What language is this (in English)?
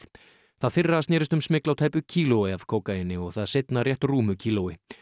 Icelandic